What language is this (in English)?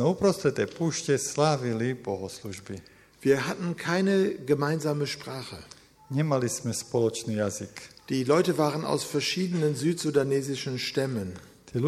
Slovak